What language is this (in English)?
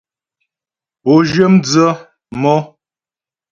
Ghomala